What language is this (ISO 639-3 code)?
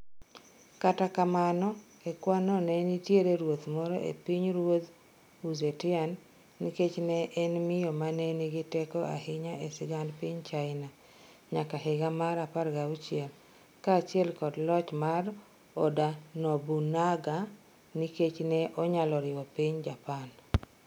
luo